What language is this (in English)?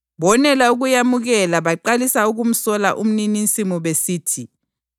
North Ndebele